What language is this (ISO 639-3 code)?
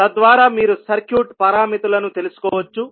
tel